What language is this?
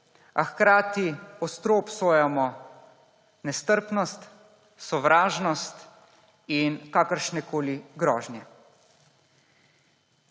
Slovenian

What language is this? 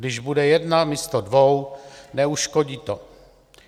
Czech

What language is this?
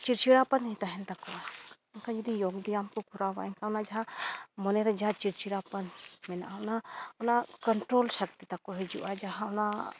Santali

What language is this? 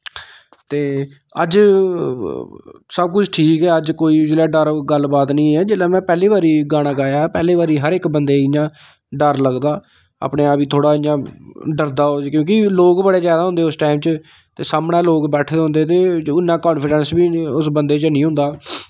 Dogri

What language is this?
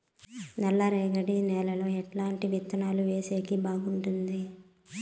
Telugu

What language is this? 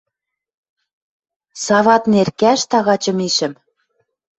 Western Mari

